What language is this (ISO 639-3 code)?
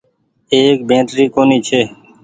gig